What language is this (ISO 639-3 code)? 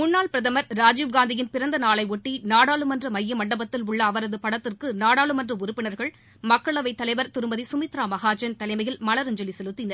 tam